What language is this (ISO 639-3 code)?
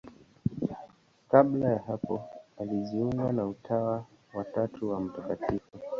swa